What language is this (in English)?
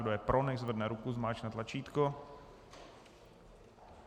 Czech